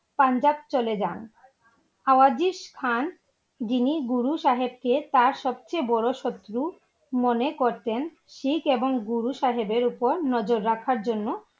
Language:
Bangla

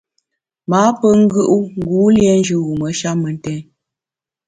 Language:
Bamun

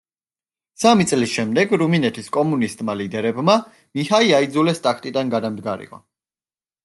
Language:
Georgian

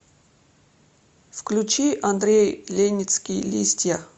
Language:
Russian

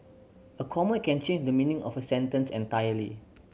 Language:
English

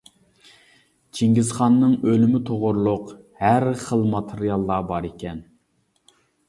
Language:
Uyghur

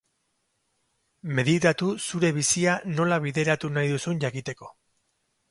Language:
Basque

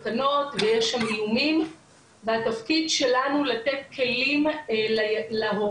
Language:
Hebrew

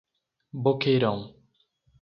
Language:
Portuguese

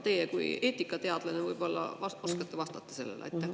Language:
Estonian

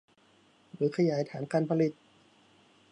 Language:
Thai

